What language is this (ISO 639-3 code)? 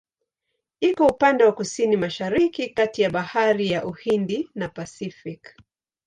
swa